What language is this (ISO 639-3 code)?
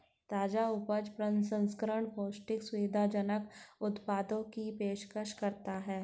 hin